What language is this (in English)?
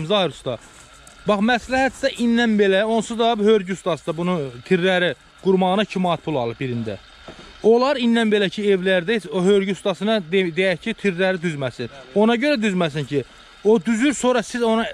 Turkish